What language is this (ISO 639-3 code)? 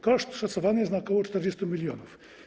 pol